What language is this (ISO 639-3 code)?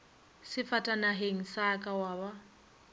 nso